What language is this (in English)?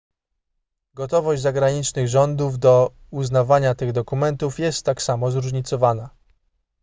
Polish